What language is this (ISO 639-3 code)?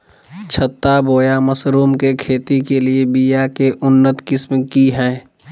mag